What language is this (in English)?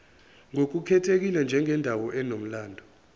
Zulu